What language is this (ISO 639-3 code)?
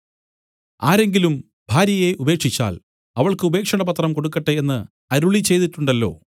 mal